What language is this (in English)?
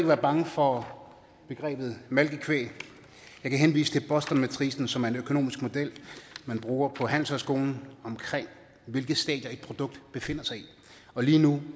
Danish